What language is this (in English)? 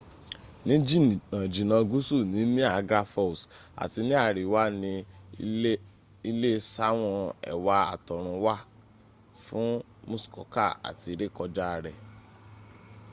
Yoruba